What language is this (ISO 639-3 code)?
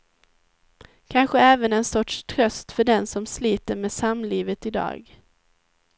swe